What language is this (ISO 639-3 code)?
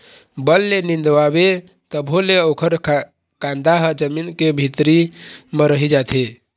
hne